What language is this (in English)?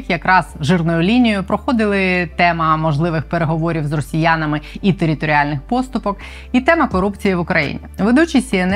Ukrainian